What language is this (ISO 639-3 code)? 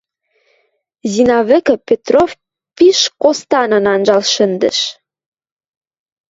mrj